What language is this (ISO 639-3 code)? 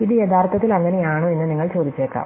mal